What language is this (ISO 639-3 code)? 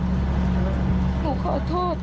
tha